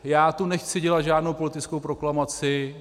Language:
Czech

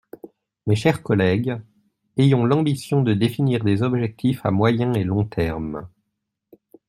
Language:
French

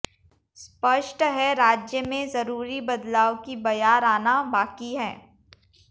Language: Hindi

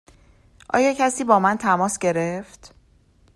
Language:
Persian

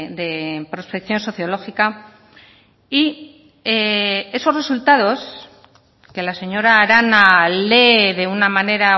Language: Spanish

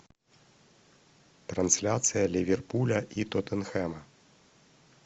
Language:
Russian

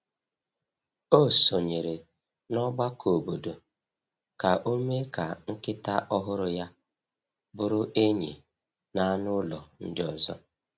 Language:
Igbo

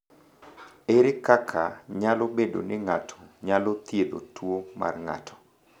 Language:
Luo (Kenya and Tanzania)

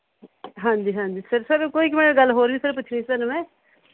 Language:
Punjabi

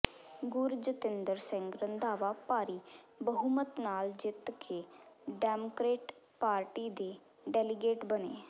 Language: Punjabi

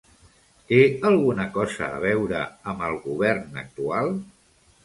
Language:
Catalan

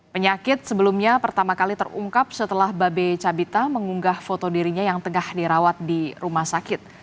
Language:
Indonesian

